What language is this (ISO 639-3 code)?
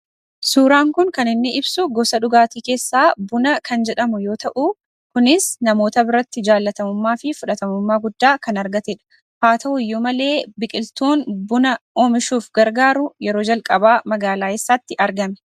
orm